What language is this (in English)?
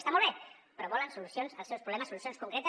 Catalan